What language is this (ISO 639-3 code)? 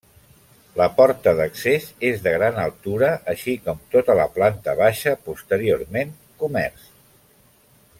cat